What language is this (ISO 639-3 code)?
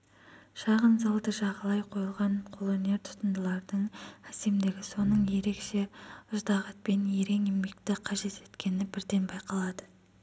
kaz